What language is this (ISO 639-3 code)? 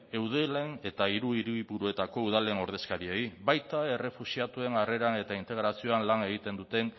eus